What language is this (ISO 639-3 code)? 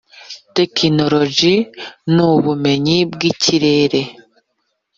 kin